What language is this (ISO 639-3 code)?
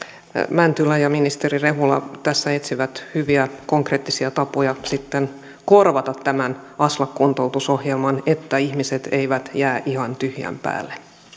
fin